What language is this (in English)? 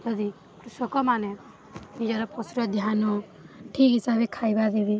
Odia